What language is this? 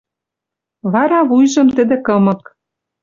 Western Mari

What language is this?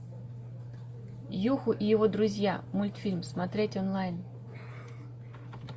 Russian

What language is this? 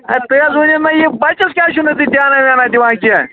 Kashmiri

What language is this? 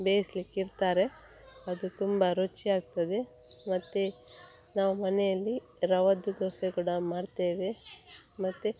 Kannada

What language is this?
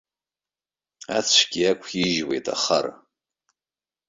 Abkhazian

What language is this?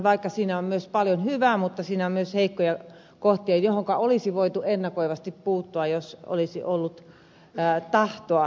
Finnish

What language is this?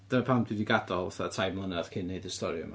Welsh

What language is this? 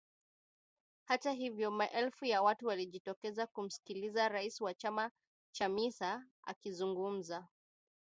Swahili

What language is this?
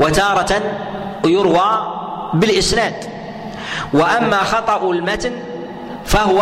Arabic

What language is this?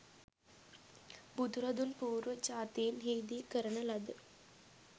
Sinhala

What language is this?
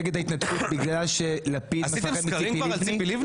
Hebrew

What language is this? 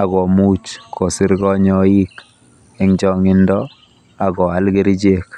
Kalenjin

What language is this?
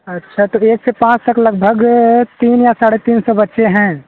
Hindi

